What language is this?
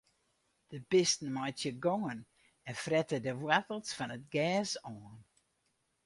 Western Frisian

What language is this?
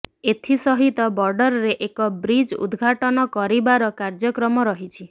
Odia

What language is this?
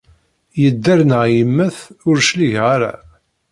Kabyle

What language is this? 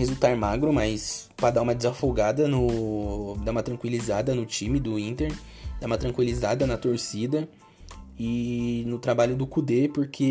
Portuguese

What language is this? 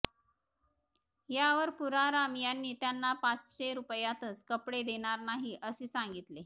Marathi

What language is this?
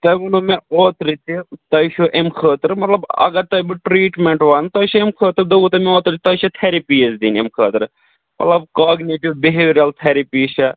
Kashmiri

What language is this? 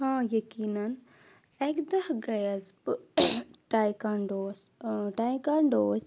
Kashmiri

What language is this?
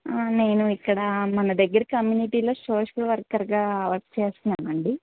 Telugu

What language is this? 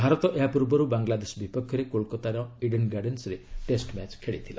Odia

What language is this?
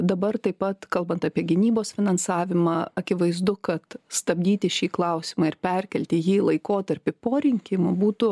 Lithuanian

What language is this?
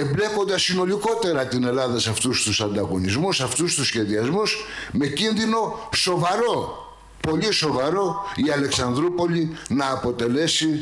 Greek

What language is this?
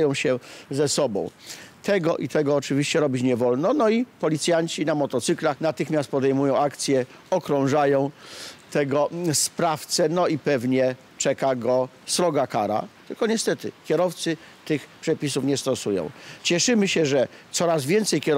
Polish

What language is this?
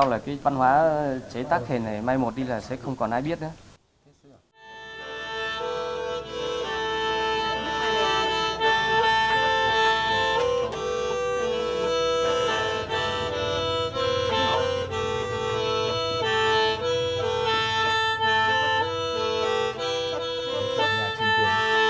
Vietnamese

